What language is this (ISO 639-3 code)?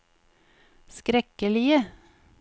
nor